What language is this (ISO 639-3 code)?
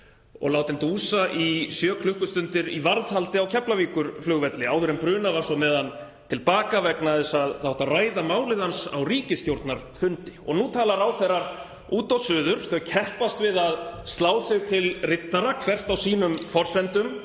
isl